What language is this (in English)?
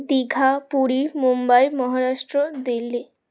Bangla